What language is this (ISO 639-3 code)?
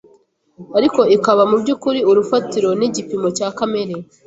kin